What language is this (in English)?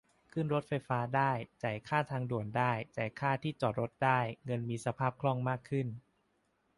Thai